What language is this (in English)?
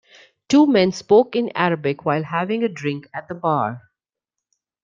English